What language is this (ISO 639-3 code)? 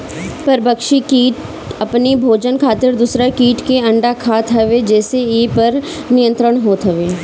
bho